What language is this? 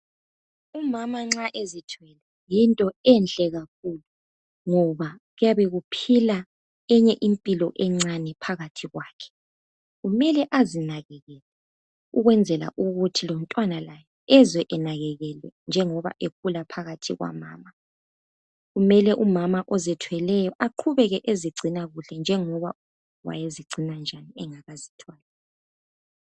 North Ndebele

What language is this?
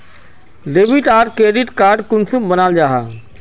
Magahi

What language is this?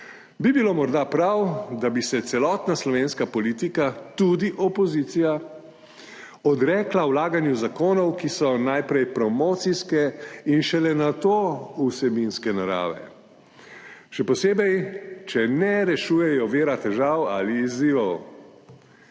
Slovenian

